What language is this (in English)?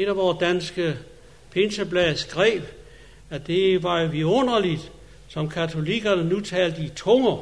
Danish